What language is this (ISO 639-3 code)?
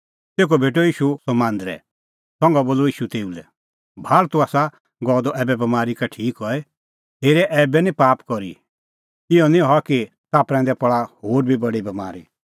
kfx